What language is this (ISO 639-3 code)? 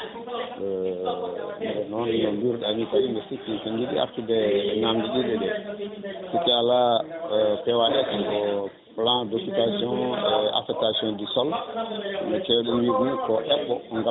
ful